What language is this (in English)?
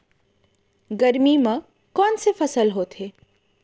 Chhattisgarhi